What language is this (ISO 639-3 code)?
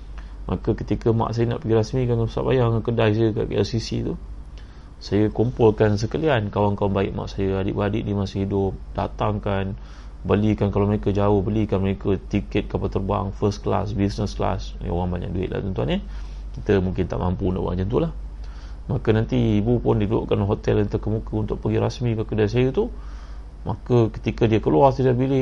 msa